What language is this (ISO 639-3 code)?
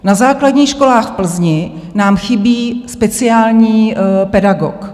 ces